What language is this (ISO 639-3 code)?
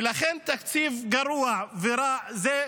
heb